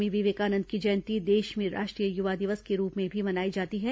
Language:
Hindi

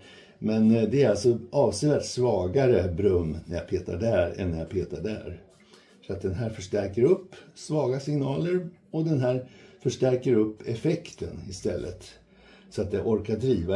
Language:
Swedish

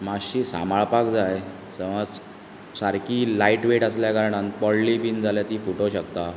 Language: Konkani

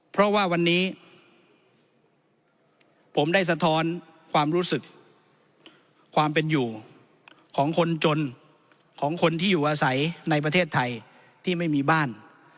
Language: Thai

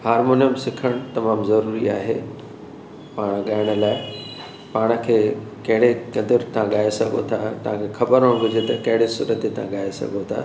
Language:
Sindhi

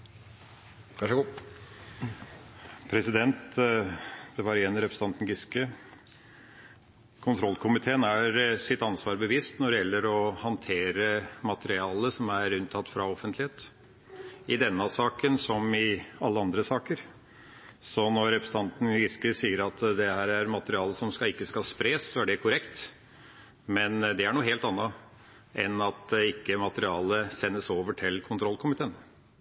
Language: Norwegian Bokmål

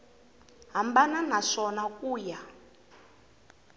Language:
Tsonga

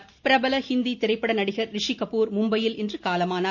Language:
Tamil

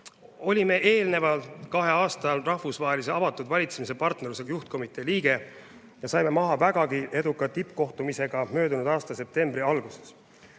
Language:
Estonian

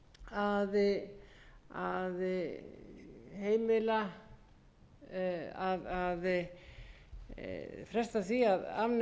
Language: Icelandic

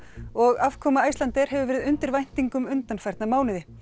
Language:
Icelandic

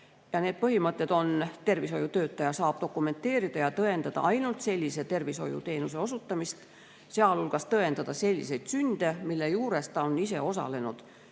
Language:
Estonian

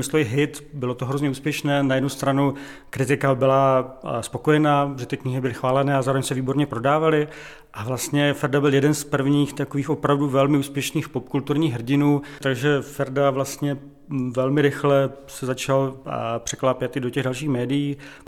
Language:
Czech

